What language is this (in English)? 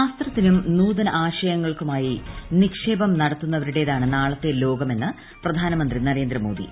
Malayalam